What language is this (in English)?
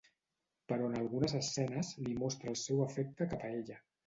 Catalan